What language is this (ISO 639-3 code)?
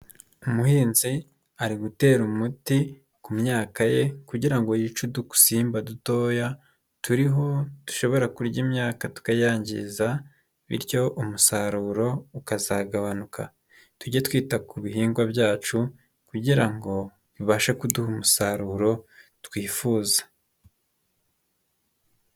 kin